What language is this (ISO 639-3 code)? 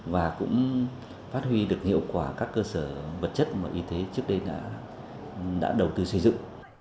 vie